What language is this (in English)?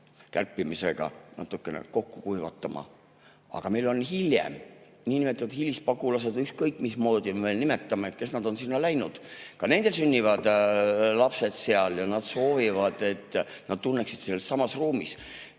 Estonian